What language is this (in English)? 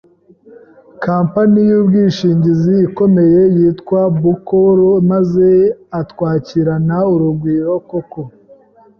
Kinyarwanda